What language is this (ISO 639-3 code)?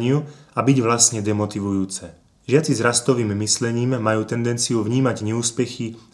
slk